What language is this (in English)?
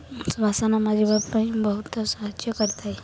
Odia